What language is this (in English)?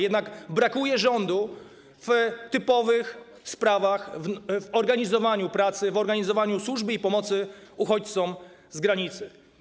Polish